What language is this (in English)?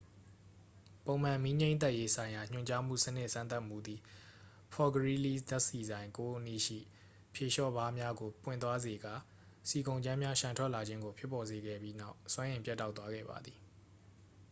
Burmese